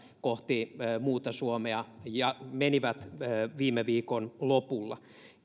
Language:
Finnish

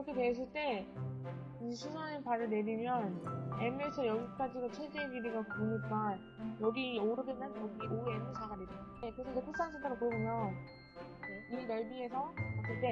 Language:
Korean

